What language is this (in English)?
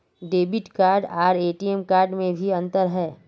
Magahi